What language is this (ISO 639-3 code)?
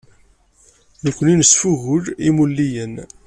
kab